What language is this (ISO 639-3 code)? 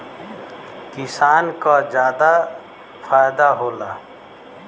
bho